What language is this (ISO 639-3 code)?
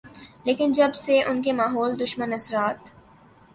urd